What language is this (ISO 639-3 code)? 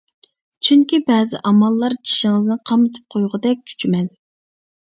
uig